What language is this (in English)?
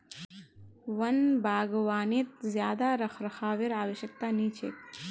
Magahi